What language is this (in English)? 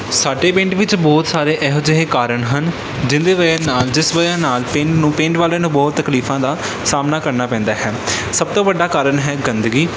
Punjabi